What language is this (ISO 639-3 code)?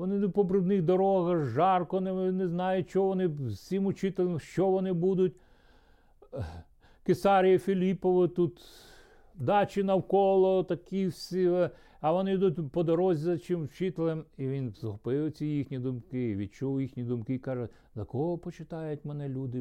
ukr